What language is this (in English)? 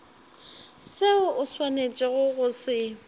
Northern Sotho